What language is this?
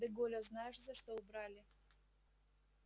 Russian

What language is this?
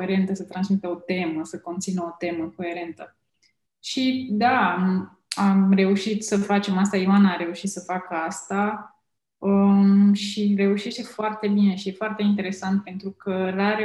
Romanian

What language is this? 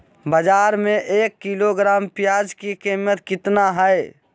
Magahi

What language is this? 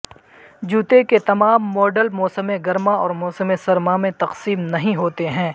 Urdu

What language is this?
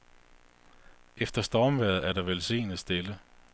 Danish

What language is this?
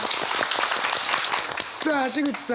Japanese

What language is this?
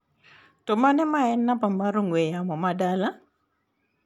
Luo (Kenya and Tanzania)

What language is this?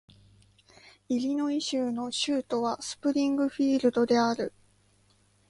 Japanese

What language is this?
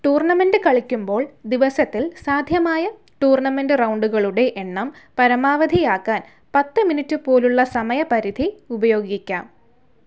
Malayalam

